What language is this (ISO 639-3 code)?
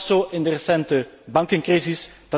nld